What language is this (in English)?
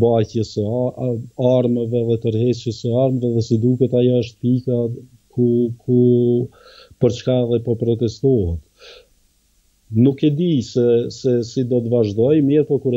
Romanian